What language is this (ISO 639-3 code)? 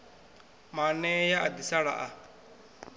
ven